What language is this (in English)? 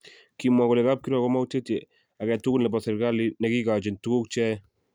Kalenjin